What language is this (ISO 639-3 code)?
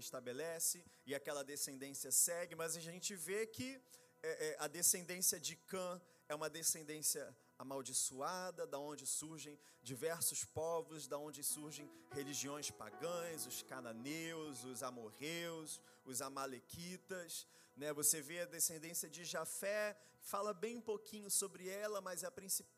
por